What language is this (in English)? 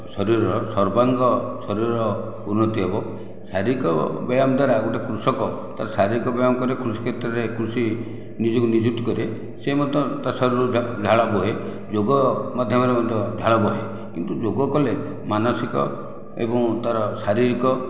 Odia